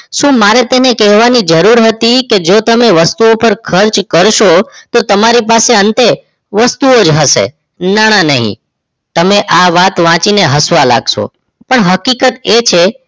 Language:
Gujarati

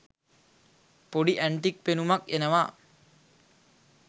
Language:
Sinhala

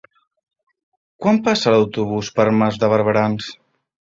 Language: Catalan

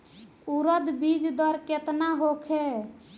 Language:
Bhojpuri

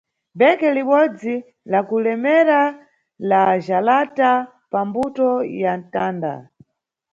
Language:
Nyungwe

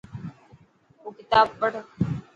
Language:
Dhatki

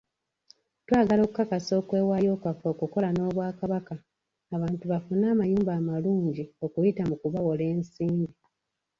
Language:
Ganda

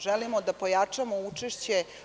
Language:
Serbian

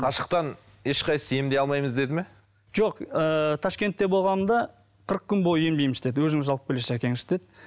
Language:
Kazakh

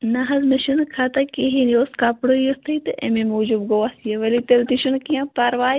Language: Kashmiri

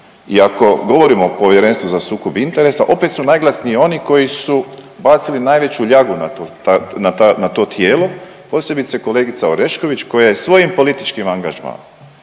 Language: Croatian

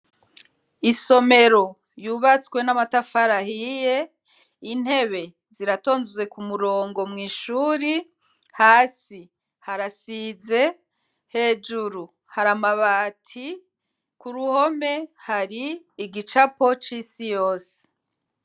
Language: Rundi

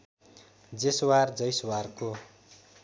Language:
Nepali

